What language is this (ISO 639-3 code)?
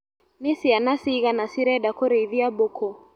kik